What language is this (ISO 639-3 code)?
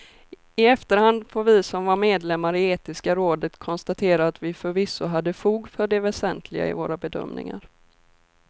swe